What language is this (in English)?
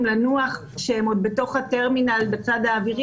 Hebrew